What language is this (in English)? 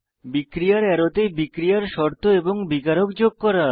Bangla